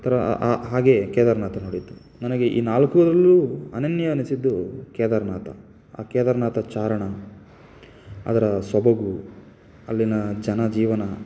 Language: Kannada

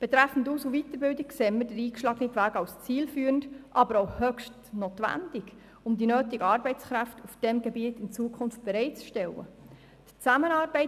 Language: Swiss German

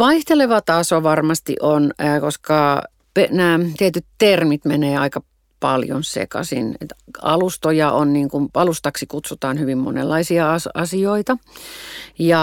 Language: Finnish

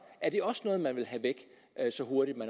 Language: Danish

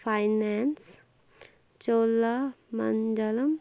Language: Kashmiri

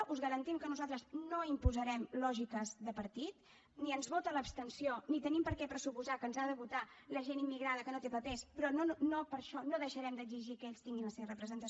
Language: Catalan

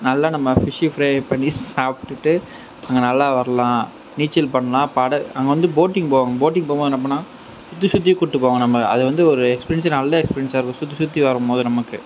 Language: Tamil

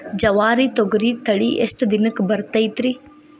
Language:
Kannada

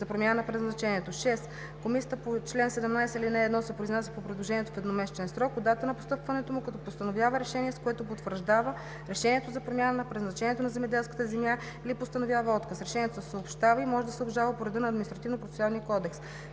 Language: Bulgarian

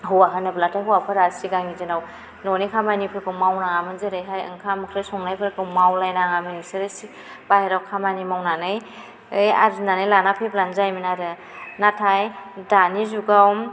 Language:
Bodo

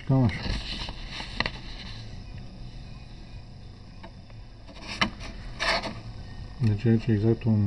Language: Romanian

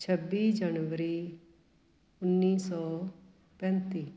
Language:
Punjabi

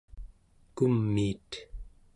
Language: Central Yupik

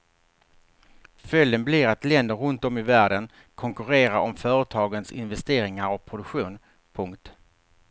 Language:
Swedish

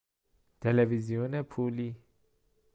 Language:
Persian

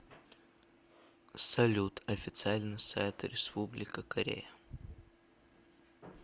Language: Russian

